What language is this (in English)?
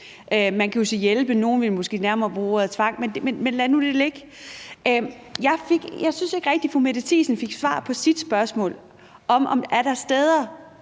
Danish